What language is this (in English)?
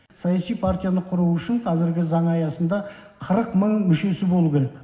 Kazakh